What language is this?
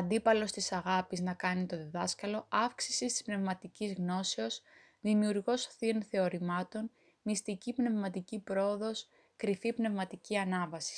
Greek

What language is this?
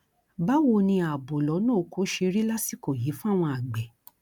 Yoruba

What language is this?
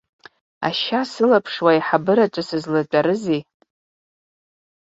Abkhazian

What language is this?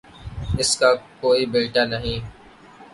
Urdu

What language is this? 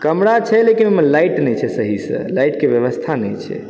Maithili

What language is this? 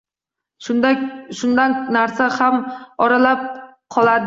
Uzbek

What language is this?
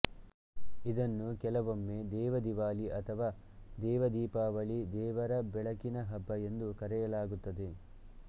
Kannada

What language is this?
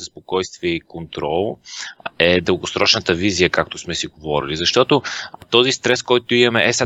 Bulgarian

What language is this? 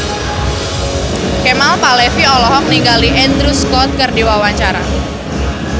Sundanese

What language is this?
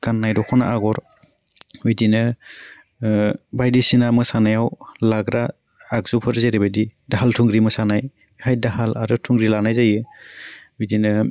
Bodo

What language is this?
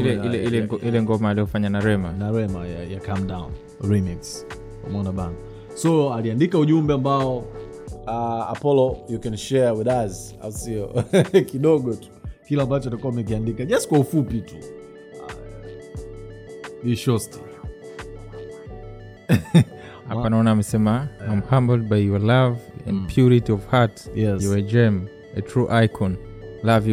Swahili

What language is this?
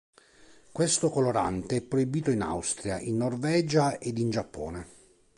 Italian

